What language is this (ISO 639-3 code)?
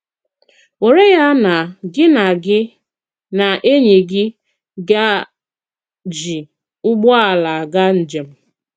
ibo